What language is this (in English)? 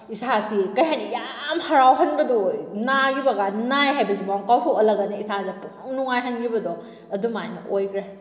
Manipuri